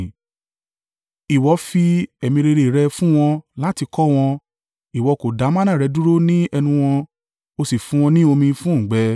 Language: Yoruba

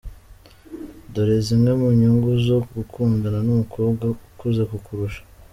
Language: Kinyarwanda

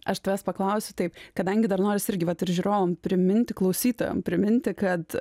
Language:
Lithuanian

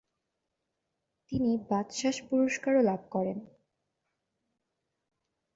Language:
Bangla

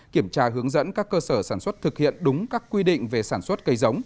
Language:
Vietnamese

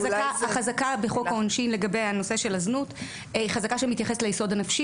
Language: Hebrew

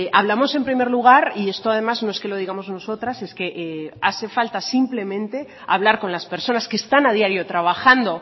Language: Spanish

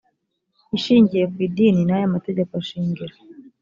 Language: Kinyarwanda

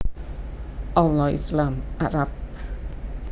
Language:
Javanese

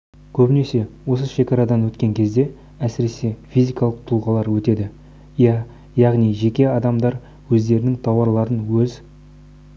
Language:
Kazakh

